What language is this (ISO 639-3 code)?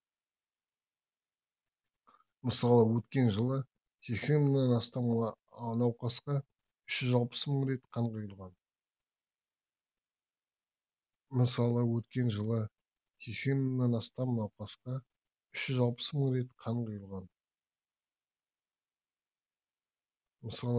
kaz